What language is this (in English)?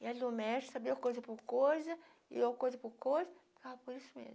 Portuguese